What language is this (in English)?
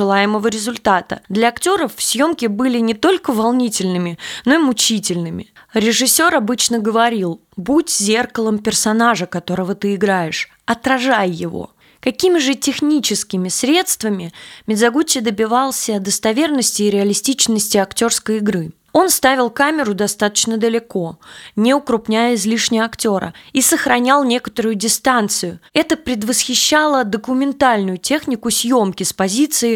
Russian